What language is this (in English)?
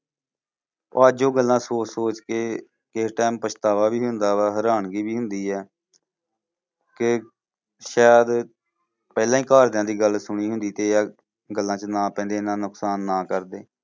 Punjabi